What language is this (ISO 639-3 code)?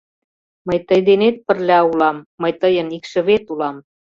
chm